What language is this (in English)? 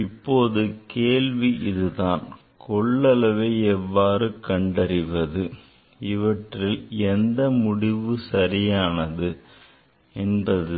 Tamil